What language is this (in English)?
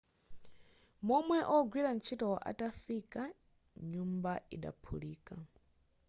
Nyanja